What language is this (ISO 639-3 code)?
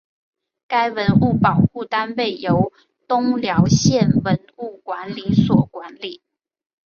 zho